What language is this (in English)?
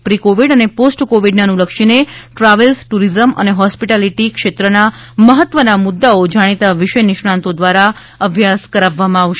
Gujarati